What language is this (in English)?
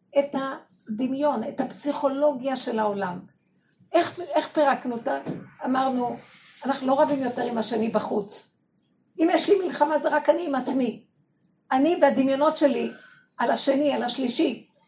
Hebrew